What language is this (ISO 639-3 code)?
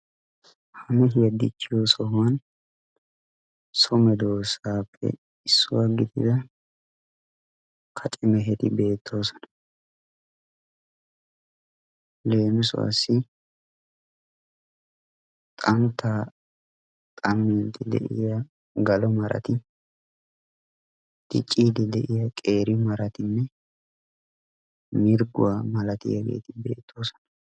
wal